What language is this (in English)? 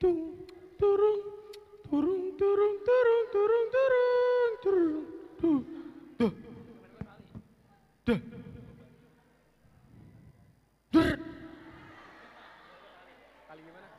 Indonesian